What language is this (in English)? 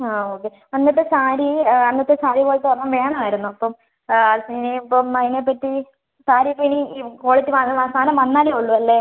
Malayalam